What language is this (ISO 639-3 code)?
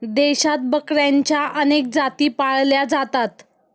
mar